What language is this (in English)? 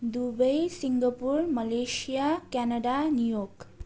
Nepali